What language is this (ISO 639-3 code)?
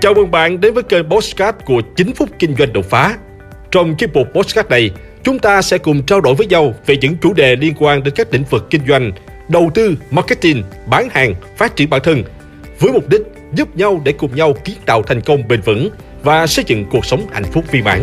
vie